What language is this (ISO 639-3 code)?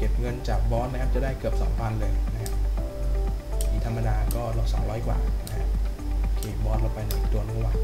tha